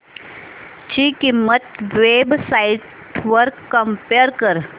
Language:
Marathi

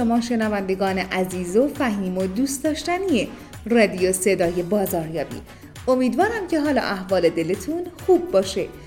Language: Persian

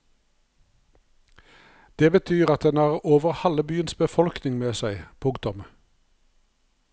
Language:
Norwegian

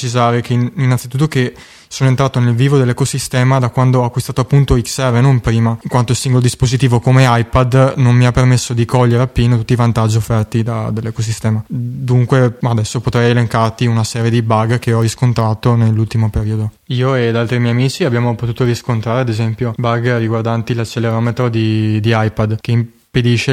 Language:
Italian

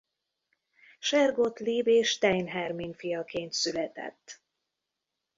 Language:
Hungarian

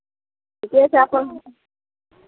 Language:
Maithili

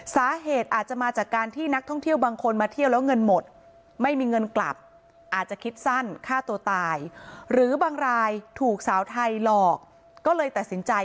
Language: Thai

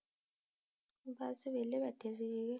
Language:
Punjabi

